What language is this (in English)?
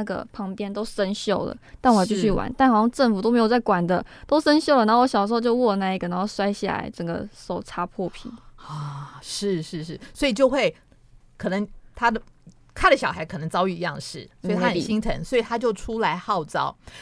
Chinese